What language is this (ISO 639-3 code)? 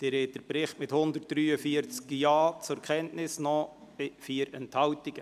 gsw